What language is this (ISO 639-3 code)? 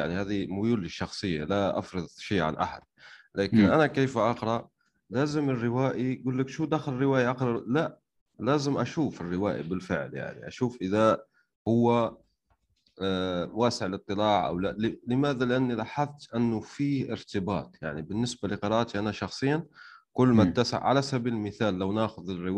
ara